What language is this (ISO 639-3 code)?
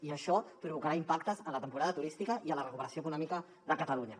cat